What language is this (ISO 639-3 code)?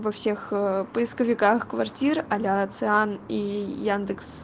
rus